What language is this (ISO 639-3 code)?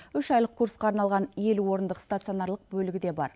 kaz